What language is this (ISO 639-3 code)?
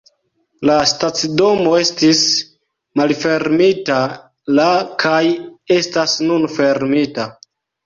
epo